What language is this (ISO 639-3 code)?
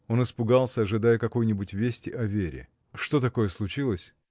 rus